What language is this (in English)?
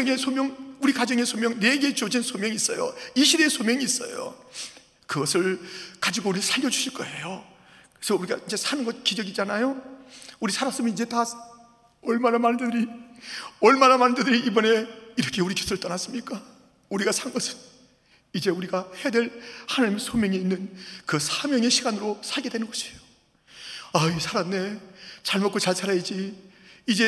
Korean